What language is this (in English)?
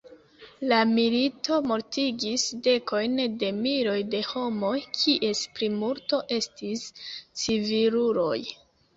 Esperanto